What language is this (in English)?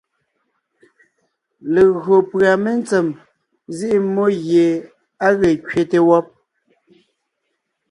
Ngiemboon